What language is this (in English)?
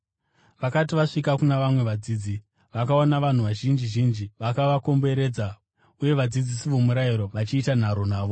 Shona